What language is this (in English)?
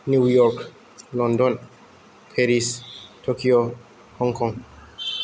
Bodo